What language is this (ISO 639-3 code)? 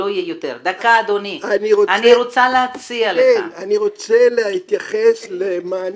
heb